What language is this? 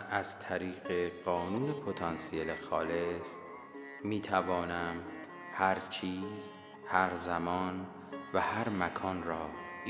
Persian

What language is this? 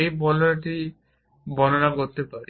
Bangla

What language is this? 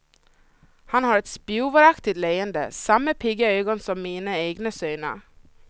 Swedish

